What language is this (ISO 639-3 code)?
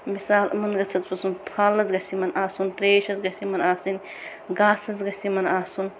kas